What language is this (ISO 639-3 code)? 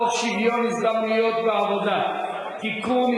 heb